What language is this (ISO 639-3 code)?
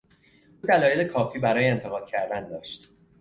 fas